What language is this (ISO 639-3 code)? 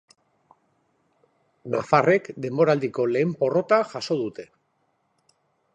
eus